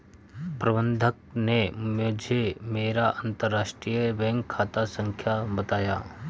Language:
Hindi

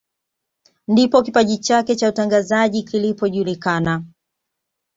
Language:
Swahili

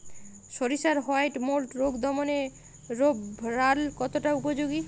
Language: Bangla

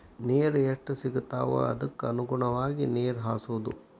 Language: Kannada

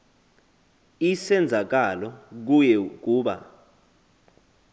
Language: Xhosa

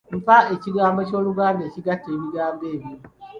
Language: Ganda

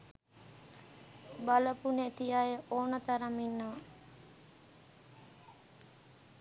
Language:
Sinhala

